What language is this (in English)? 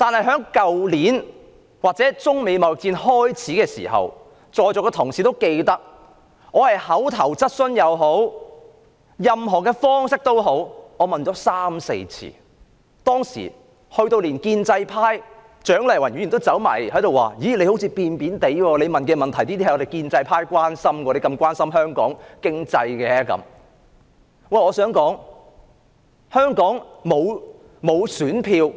Cantonese